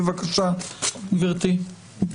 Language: Hebrew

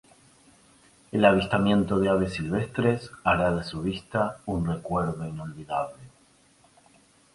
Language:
Spanish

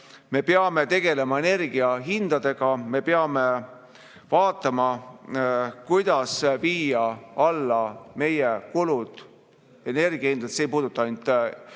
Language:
Estonian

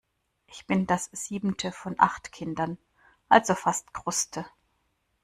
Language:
German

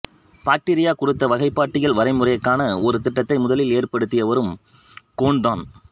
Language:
Tamil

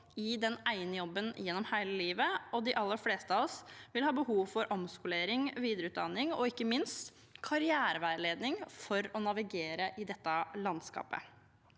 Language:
Norwegian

